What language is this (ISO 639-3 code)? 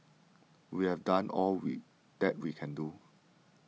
eng